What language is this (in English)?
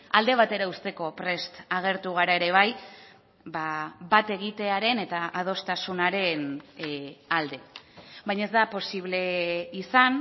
Basque